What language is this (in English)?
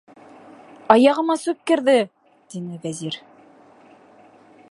Bashkir